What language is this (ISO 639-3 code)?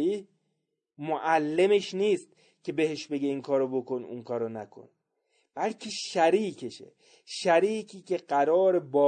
fas